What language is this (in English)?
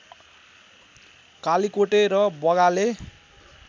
Nepali